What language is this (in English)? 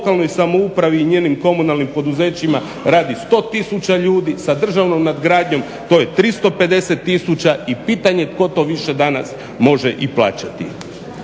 Croatian